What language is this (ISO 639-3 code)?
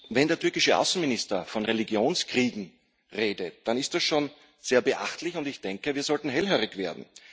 deu